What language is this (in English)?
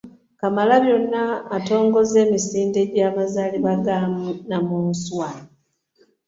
Ganda